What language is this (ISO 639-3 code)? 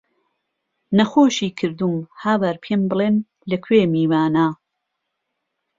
ckb